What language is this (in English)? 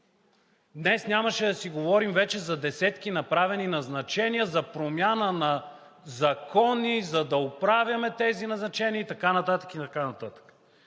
Bulgarian